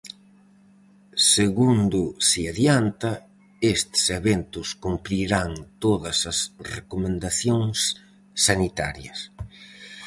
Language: Galician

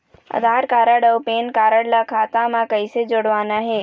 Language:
Chhattisgarhi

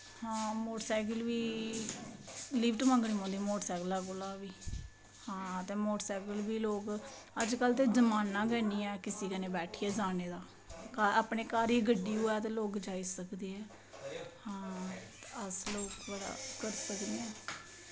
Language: Dogri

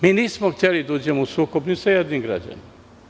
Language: Serbian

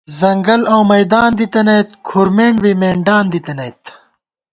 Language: Gawar-Bati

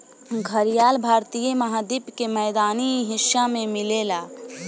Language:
Bhojpuri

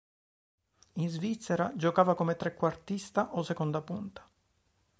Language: Italian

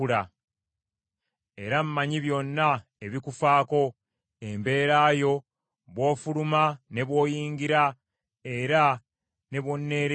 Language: Ganda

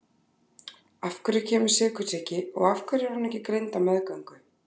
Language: Icelandic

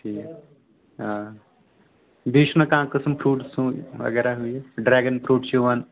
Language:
Kashmiri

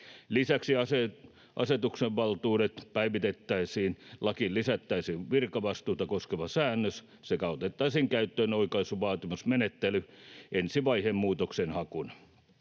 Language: Finnish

